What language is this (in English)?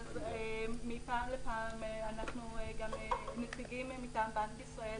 Hebrew